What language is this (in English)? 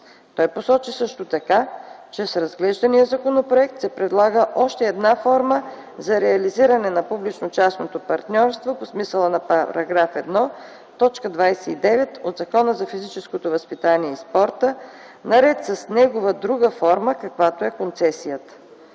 Bulgarian